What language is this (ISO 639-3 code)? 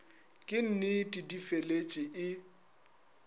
nso